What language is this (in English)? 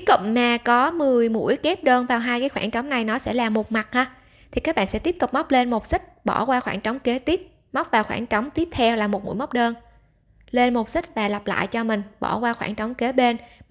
Vietnamese